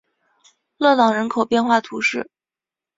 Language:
Chinese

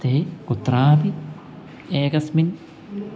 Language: Sanskrit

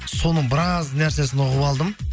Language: Kazakh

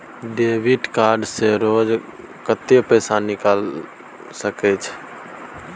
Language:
Maithili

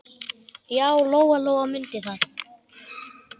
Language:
Icelandic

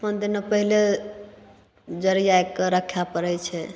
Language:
Maithili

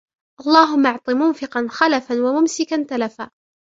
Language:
Arabic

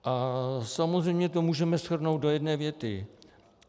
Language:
Czech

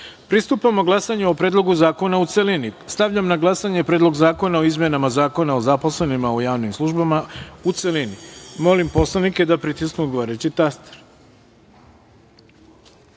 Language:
Serbian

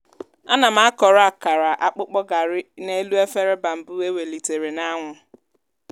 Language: Igbo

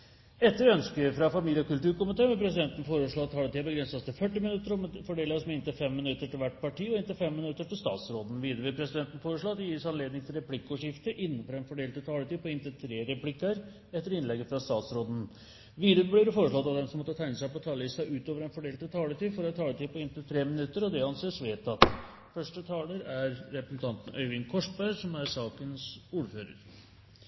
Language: Norwegian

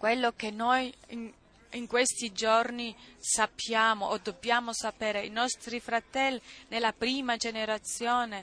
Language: Italian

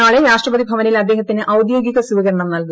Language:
Malayalam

